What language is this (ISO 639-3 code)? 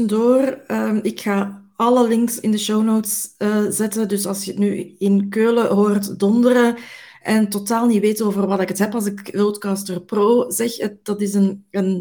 nld